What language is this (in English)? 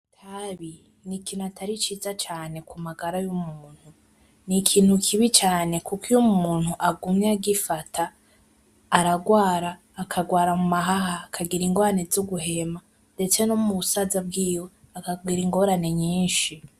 Rundi